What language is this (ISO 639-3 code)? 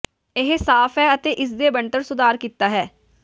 pan